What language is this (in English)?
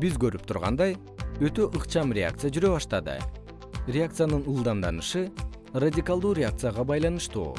Kyrgyz